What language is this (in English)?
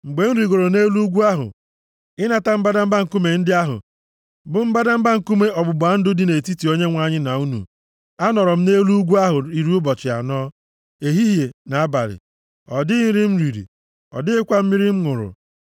Igbo